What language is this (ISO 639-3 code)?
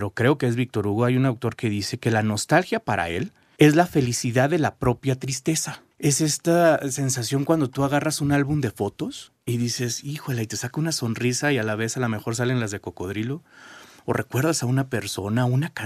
spa